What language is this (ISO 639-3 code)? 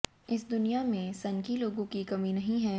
hin